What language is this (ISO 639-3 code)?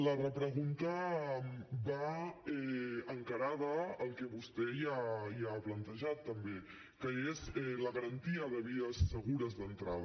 cat